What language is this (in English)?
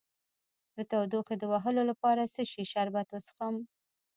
Pashto